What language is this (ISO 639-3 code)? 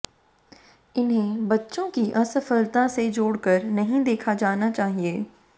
hin